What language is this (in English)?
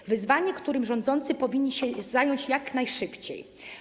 Polish